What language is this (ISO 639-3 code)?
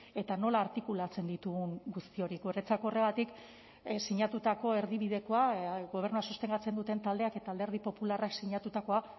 eus